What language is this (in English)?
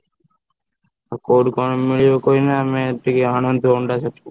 Odia